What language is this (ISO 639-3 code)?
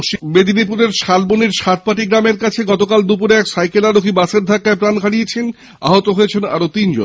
ben